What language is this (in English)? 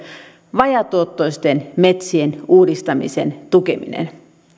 Finnish